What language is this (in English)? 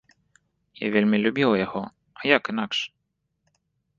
Belarusian